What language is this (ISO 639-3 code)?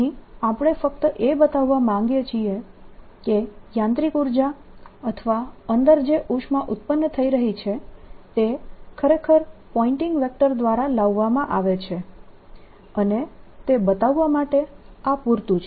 guj